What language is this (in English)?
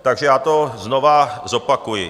Czech